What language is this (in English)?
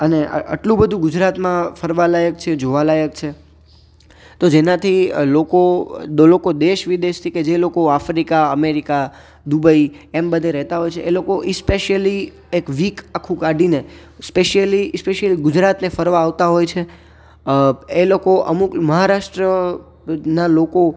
Gujarati